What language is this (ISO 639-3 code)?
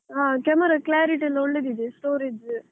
kan